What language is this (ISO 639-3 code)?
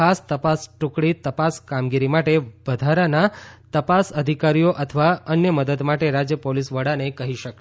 guj